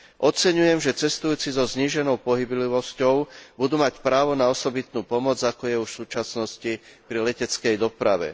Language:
Slovak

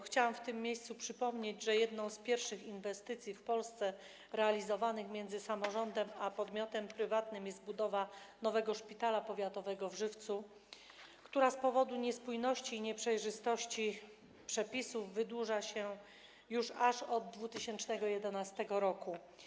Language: Polish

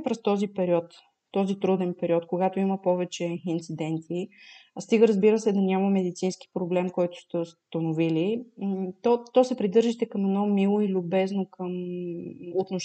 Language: Bulgarian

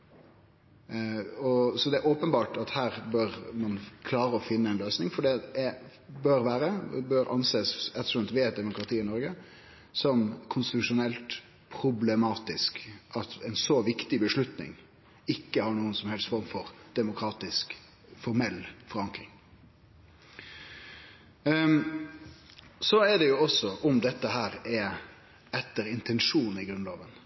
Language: Norwegian Nynorsk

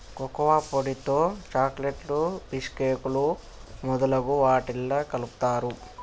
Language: Telugu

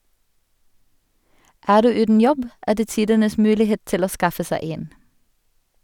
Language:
Norwegian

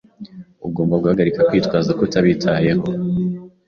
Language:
Kinyarwanda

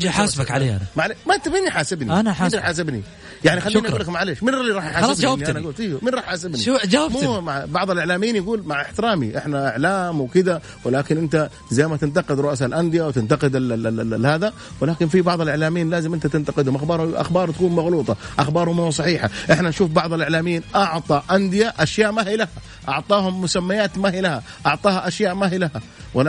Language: Arabic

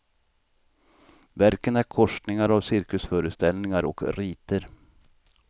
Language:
Swedish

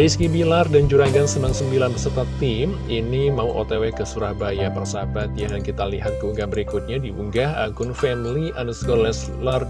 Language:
Indonesian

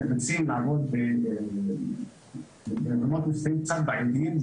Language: Hebrew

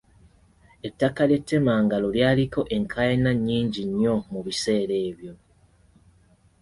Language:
Ganda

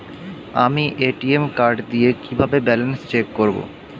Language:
Bangla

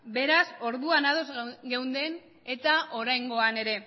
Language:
Basque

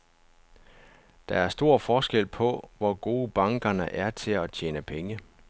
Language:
Danish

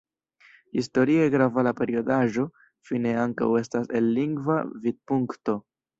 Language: Esperanto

